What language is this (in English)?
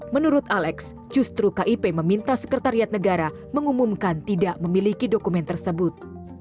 Indonesian